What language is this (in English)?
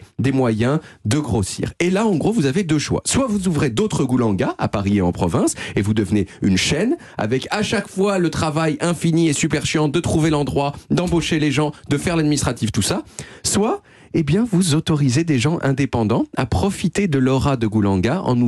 French